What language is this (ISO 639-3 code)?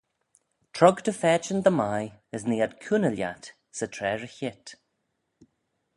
glv